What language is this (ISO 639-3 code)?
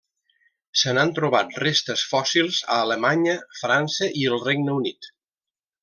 cat